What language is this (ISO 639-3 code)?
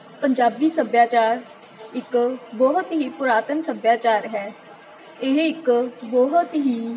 pan